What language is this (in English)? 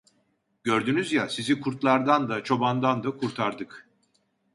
Turkish